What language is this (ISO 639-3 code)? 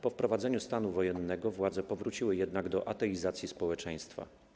pol